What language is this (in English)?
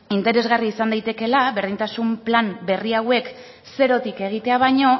Basque